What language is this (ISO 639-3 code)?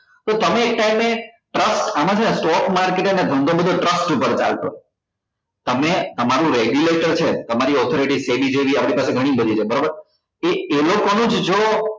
guj